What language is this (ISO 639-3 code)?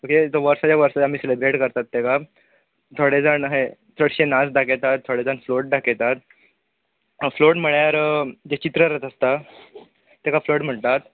kok